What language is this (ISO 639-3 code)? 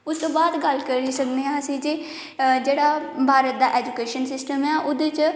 doi